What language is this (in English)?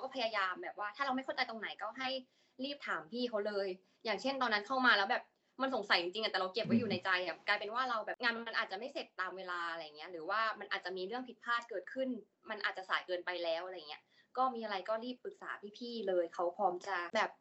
Thai